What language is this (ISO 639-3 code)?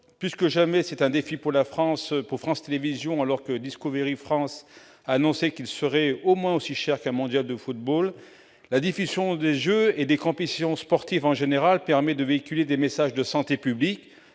fra